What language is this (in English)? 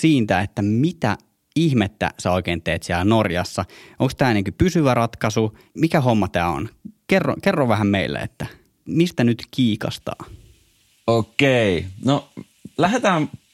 Finnish